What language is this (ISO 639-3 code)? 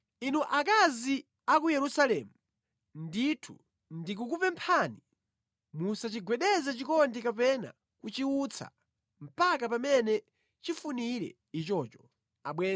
nya